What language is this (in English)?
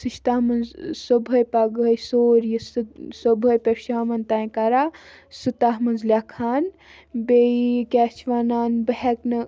Kashmiri